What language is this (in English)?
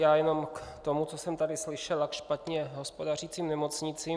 Czech